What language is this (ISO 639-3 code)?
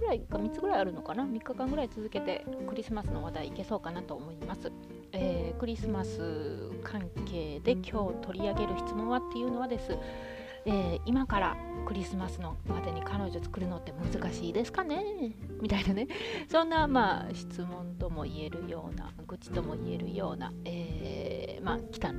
jpn